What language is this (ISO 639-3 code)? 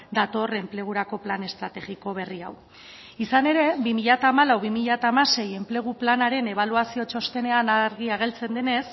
eus